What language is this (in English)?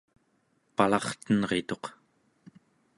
Central Yupik